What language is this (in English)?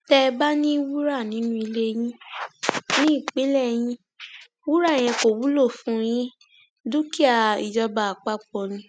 Yoruba